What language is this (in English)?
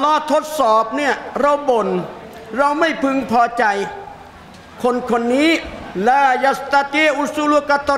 Thai